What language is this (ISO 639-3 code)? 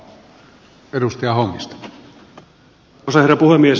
fin